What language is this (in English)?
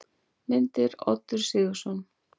Icelandic